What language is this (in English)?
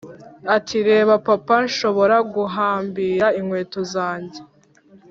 Kinyarwanda